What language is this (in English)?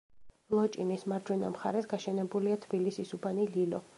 Georgian